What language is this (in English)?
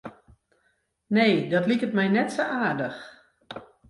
Western Frisian